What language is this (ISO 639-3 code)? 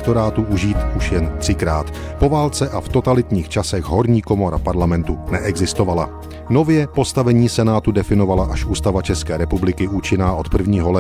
ces